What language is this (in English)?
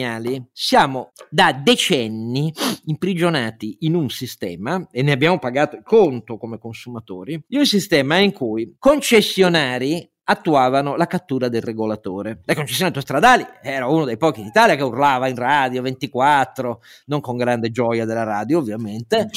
Italian